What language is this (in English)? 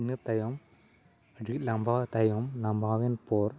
Santali